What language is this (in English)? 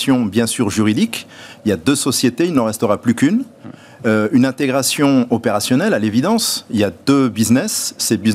French